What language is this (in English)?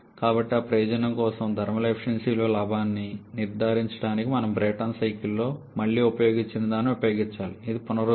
Telugu